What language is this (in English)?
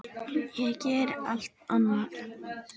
Icelandic